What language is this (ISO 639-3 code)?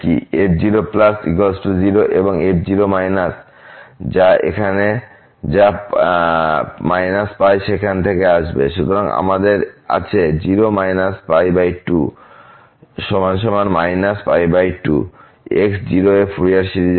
ben